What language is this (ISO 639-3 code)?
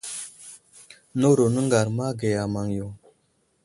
udl